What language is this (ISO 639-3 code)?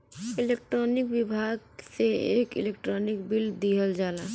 bho